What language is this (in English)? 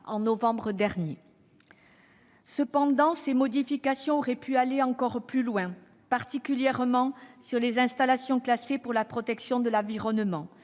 French